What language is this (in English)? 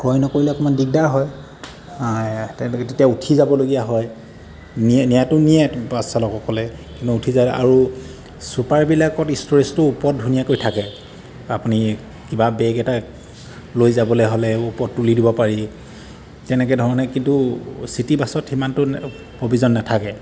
Assamese